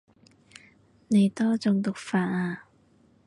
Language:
Cantonese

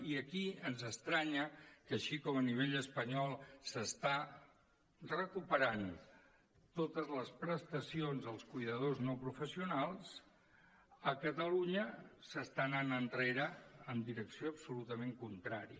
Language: Catalan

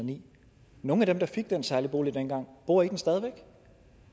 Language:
Danish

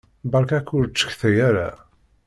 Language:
Kabyle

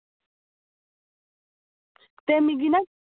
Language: Dogri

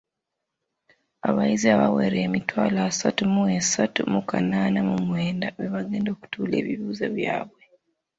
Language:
Ganda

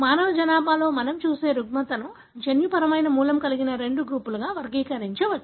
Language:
Telugu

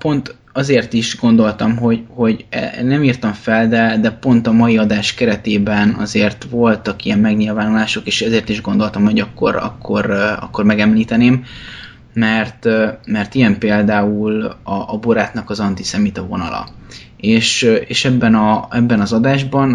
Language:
Hungarian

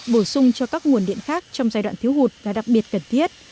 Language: Vietnamese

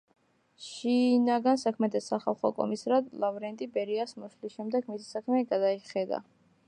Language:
Georgian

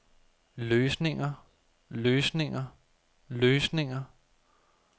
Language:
Danish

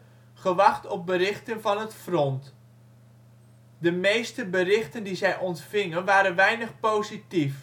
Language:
Dutch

